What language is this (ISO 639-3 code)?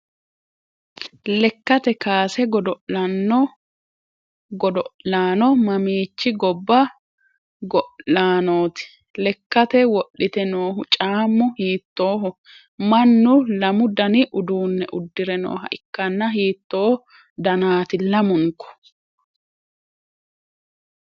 sid